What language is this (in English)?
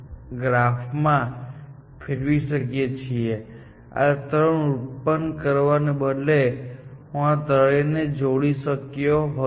Gujarati